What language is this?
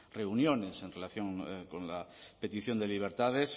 Spanish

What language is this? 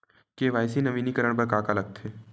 Chhattisgarhi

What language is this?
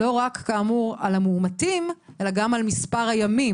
Hebrew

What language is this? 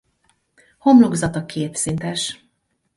Hungarian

